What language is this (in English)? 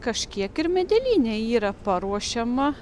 Lithuanian